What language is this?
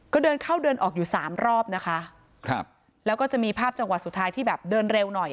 Thai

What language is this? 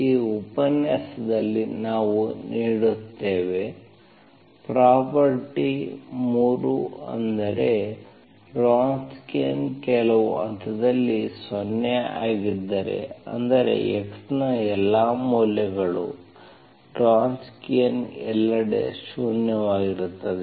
Kannada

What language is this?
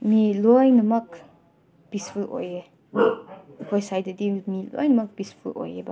Manipuri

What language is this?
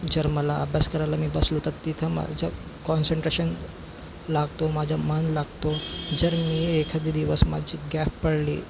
Marathi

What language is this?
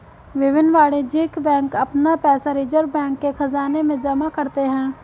Hindi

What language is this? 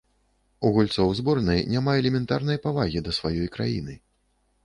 Belarusian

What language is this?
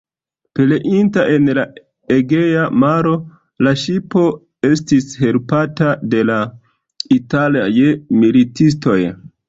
Esperanto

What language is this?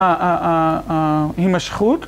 Hebrew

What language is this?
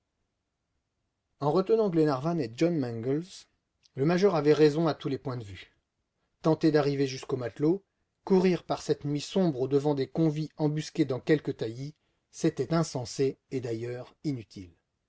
French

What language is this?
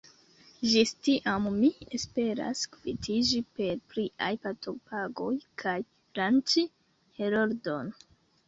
Esperanto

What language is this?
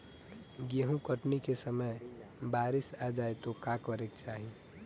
Bhojpuri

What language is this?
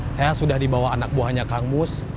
Indonesian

